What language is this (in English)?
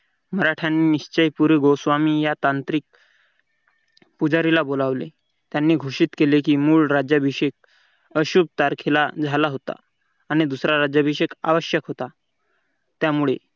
Marathi